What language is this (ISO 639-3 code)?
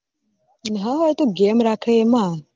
guj